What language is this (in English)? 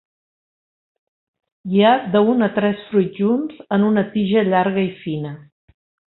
Catalan